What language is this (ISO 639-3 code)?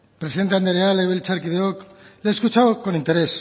eus